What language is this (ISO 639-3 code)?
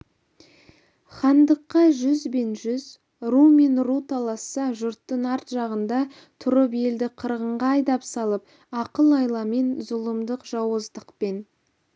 kaz